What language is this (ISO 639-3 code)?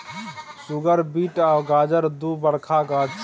mai